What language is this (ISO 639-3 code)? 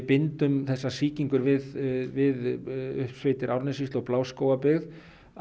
isl